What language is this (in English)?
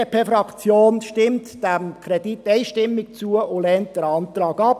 Swiss German